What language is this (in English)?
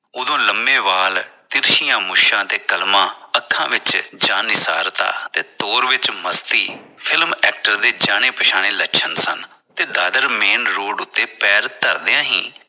Punjabi